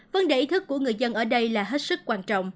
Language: Vietnamese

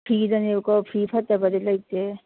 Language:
Manipuri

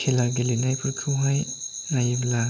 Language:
Bodo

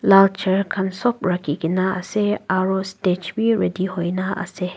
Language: Naga Pidgin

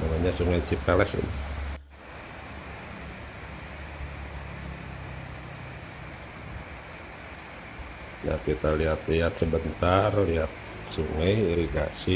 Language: Indonesian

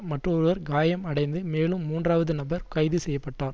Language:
Tamil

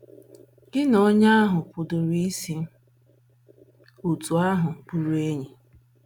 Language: Igbo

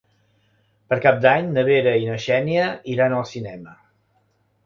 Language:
Catalan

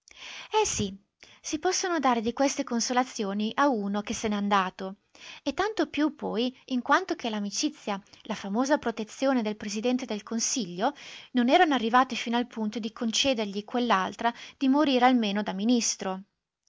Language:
Italian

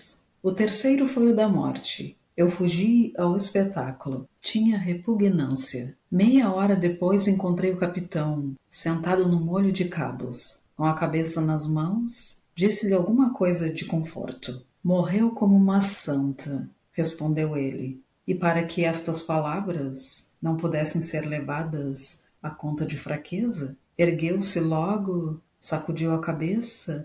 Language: Portuguese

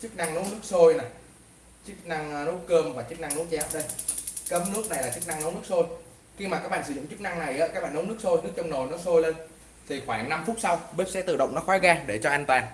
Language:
Vietnamese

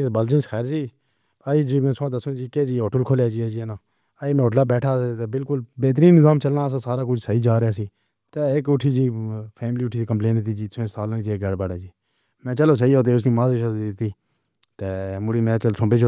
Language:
Pahari-Potwari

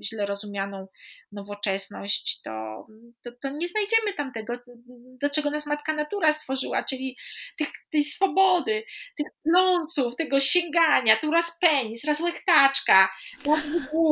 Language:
Polish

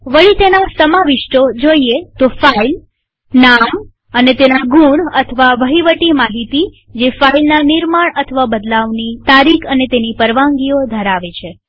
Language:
Gujarati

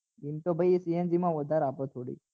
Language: Gujarati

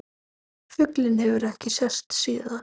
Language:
Icelandic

